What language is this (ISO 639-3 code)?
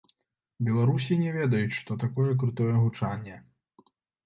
bel